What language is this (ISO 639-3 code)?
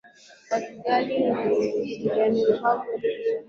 swa